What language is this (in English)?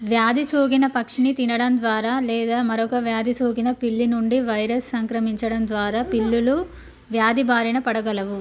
Telugu